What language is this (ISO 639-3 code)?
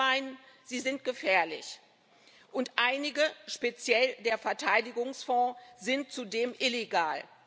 deu